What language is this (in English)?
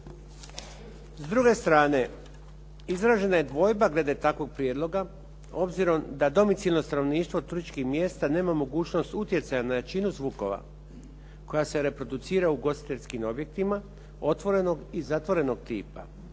Croatian